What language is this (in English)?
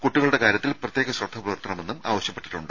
Malayalam